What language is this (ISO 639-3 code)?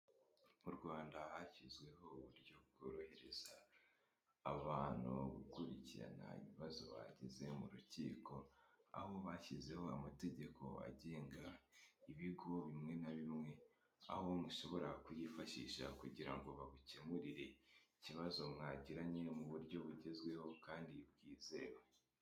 kin